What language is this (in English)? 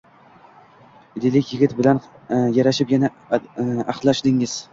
Uzbek